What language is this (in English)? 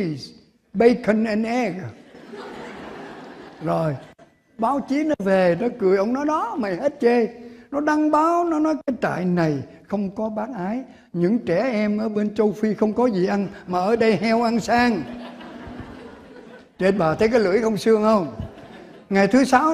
Vietnamese